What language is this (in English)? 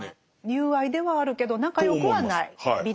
Japanese